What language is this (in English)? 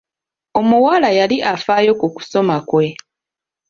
Ganda